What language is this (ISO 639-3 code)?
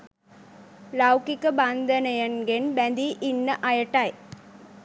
sin